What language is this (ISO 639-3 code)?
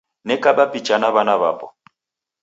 dav